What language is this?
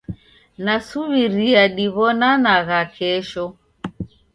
Taita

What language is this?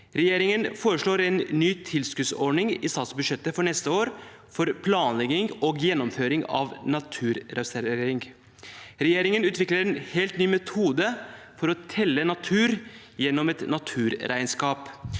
Norwegian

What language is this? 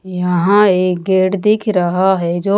Hindi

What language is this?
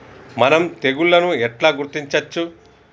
Telugu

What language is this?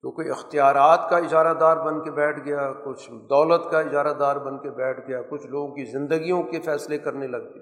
Urdu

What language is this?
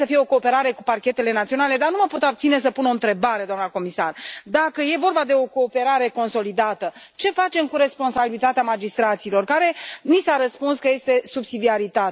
Romanian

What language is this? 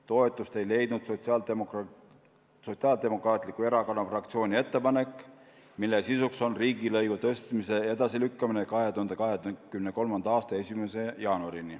Estonian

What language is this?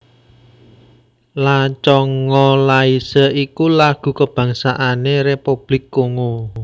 Javanese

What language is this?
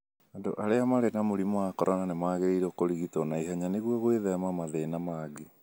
Kikuyu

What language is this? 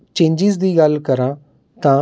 Punjabi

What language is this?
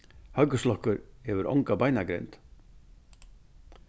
Faroese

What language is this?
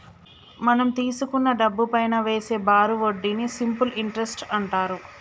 Telugu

